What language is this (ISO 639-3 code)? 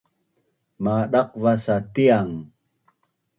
bnn